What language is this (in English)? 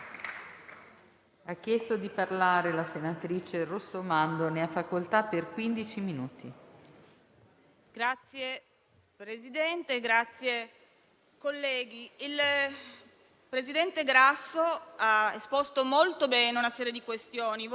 Italian